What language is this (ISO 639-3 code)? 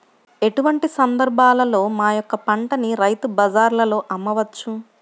tel